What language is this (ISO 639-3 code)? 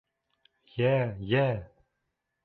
bak